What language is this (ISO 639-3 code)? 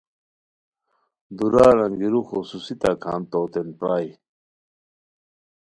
khw